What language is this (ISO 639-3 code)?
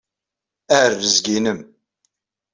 kab